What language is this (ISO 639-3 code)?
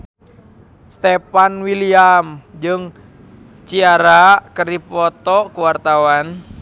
sun